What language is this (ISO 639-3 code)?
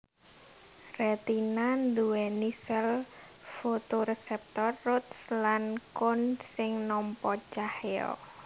jav